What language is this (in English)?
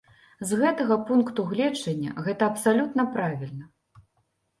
Belarusian